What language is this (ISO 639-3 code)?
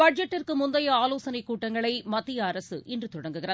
tam